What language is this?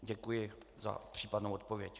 Czech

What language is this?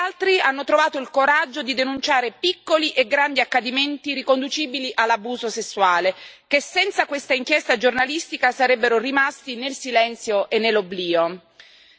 Italian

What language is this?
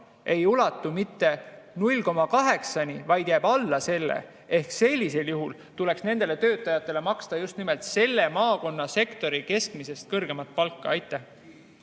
Estonian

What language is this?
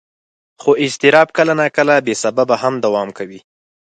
Pashto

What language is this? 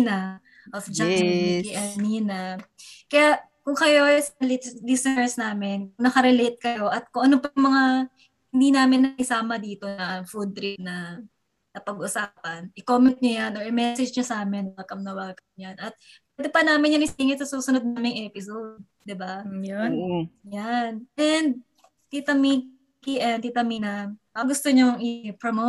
Filipino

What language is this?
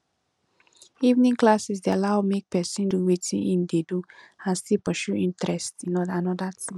Nigerian Pidgin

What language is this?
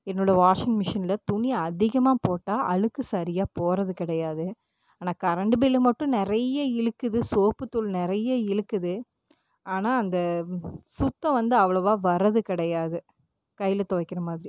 Tamil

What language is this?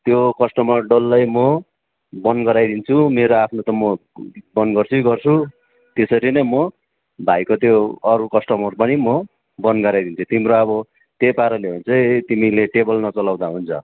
Nepali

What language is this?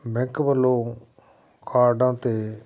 Punjabi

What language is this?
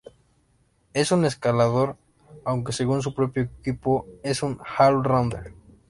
Spanish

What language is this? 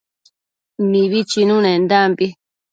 Matsés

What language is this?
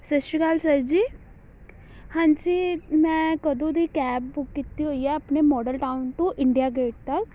Punjabi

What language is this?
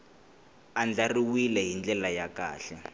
Tsonga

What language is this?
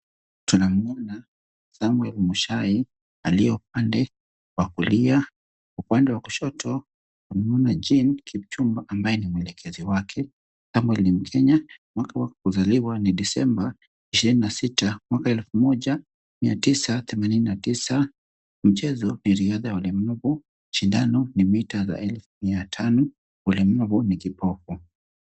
Swahili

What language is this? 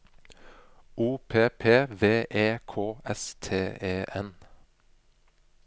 Norwegian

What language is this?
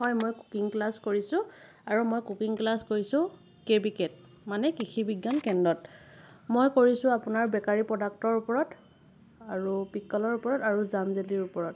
Assamese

